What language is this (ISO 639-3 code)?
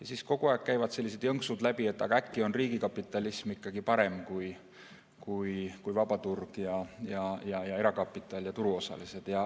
est